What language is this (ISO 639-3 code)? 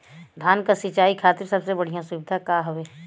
bho